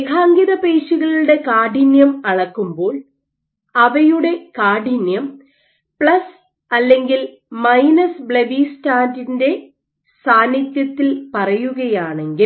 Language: Malayalam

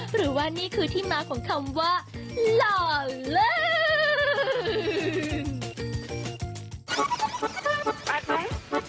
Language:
Thai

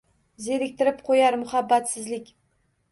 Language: Uzbek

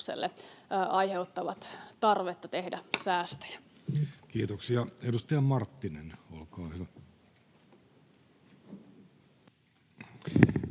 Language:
Finnish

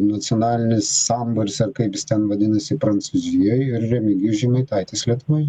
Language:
Lithuanian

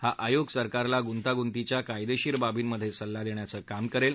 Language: Marathi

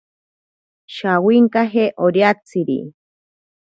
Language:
Ashéninka Perené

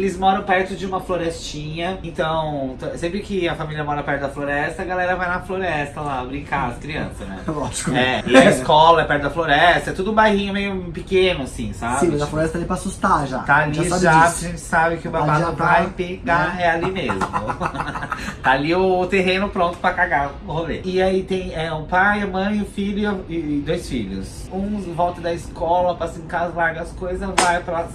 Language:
Portuguese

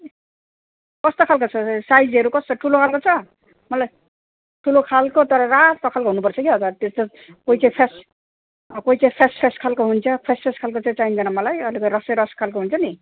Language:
Nepali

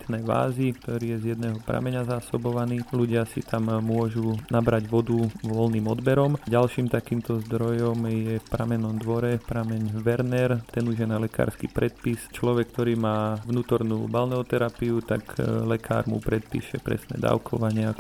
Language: Slovak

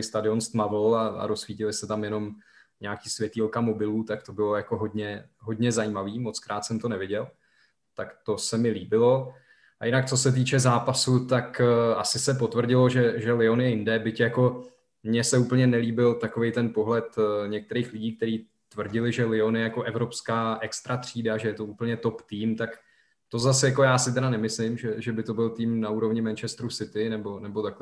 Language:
Czech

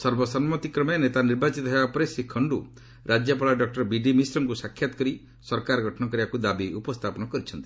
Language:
Odia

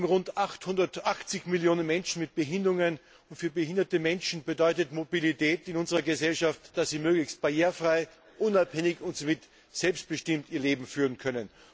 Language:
German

